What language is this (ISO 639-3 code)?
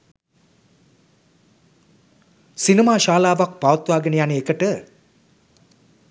sin